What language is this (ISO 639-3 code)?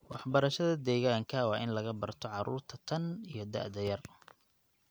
som